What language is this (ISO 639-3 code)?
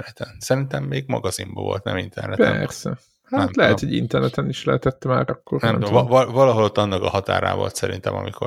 hun